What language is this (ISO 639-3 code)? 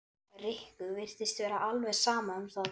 isl